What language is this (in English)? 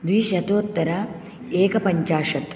Sanskrit